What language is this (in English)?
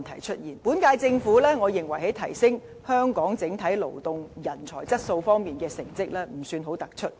Cantonese